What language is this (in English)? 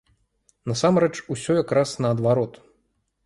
Belarusian